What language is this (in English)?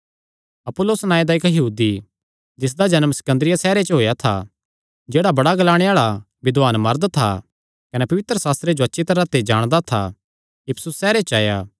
Kangri